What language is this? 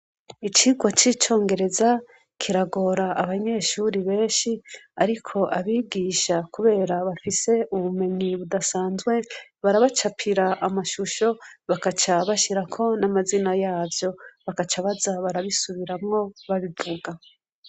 Rundi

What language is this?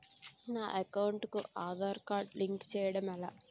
Telugu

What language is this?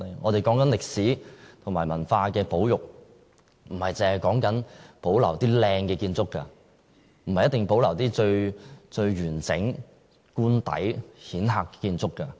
Cantonese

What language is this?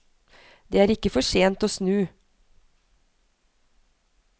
Norwegian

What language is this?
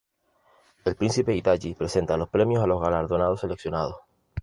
Spanish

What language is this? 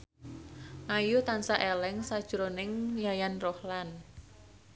Javanese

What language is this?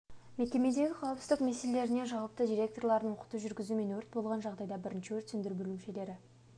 Kazakh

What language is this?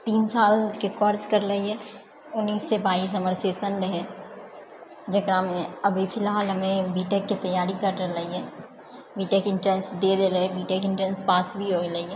Maithili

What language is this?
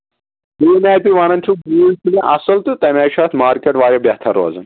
Kashmiri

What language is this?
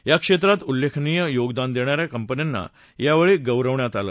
Marathi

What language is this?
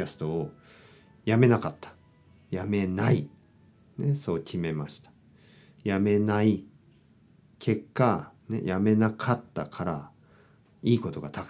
Japanese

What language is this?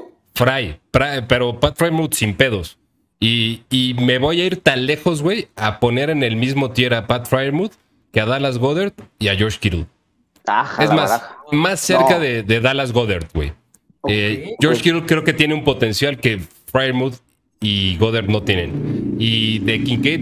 Spanish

